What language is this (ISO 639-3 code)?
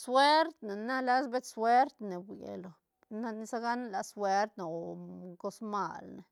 ztn